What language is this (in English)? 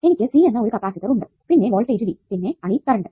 Malayalam